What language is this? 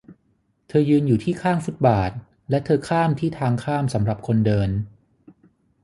Thai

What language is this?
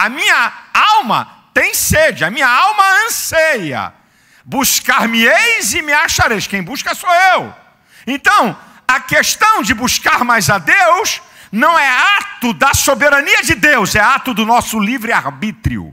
Portuguese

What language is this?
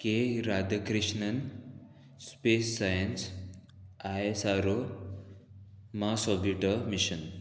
Konkani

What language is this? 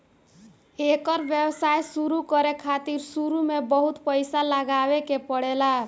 Bhojpuri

